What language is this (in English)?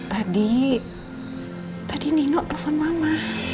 Indonesian